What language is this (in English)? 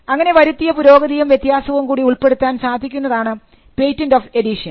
Malayalam